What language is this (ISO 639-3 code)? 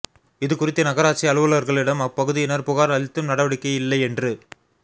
tam